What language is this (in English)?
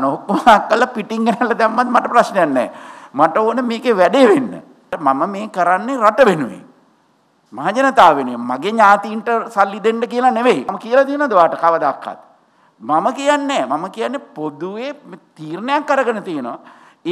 Dutch